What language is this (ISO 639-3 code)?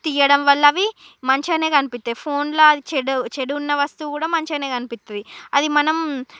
tel